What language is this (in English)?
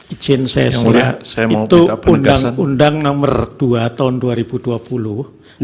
Indonesian